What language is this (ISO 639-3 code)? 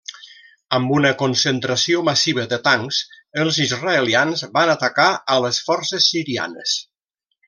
cat